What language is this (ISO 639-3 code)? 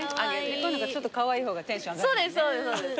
jpn